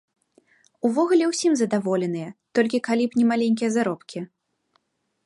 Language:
Belarusian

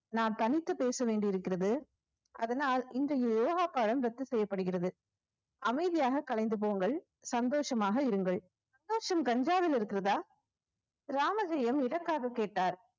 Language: Tamil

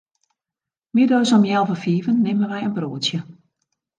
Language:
Western Frisian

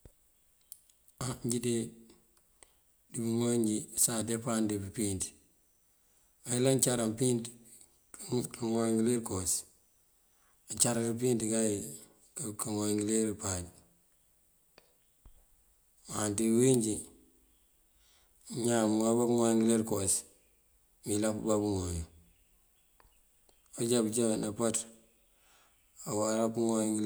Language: Mandjak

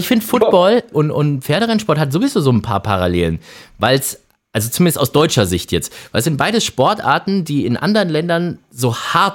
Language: German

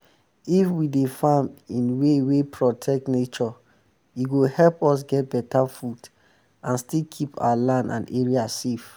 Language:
Nigerian Pidgin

